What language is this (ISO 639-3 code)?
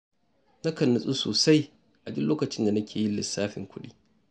hau